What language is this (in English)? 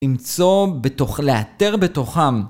Hebrew